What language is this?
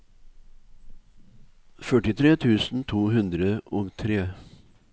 Norwegian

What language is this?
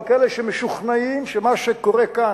Hebrew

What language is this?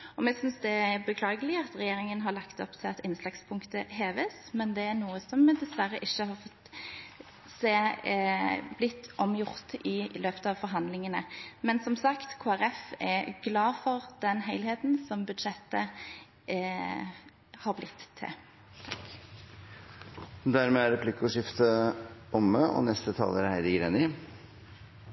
Norwegian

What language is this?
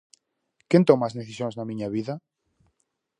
Galician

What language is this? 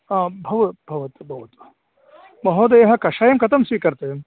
Sanskrit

